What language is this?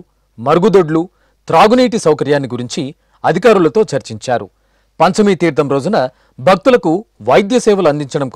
Telugu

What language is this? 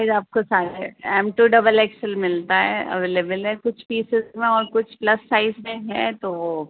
Urdu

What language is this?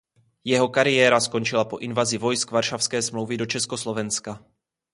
Czech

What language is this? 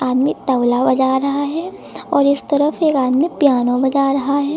Hindi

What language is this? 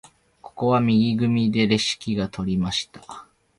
Japanese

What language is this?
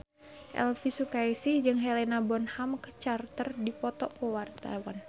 Sundanese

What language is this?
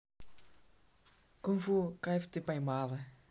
Russian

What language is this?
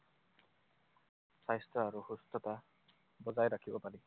Assamese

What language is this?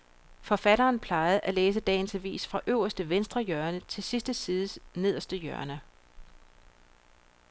Danish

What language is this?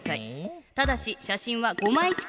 Japanese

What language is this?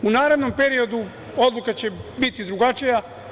Serbian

